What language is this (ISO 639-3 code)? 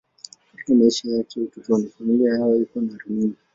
swa